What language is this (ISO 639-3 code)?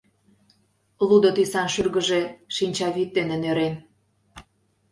chm